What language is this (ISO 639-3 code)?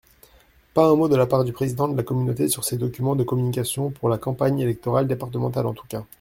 fra